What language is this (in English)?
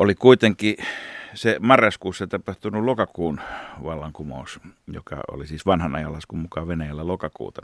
Finnish